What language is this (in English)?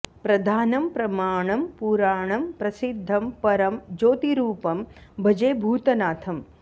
Sanskrit